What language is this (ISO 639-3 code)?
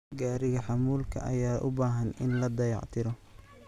som